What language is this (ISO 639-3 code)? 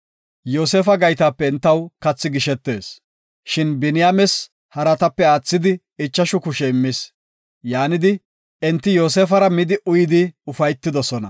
gof